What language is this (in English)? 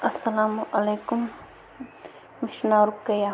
Kashmiri